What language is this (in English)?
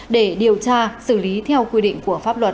Vietnamese